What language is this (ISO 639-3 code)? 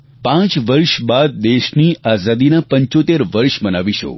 guj